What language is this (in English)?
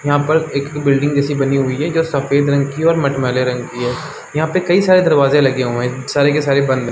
Hindi